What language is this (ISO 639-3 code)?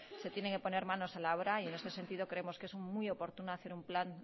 spa